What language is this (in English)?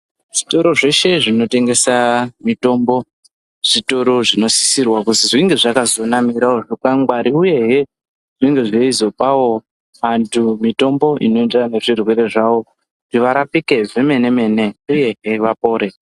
Ndau